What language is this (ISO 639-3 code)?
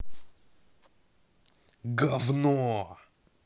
rus